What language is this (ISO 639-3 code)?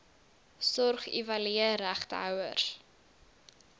afr